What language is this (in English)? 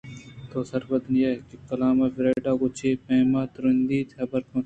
Eastern Balochi